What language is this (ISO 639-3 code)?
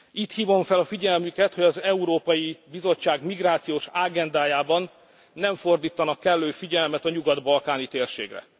hun